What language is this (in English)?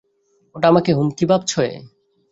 Bangla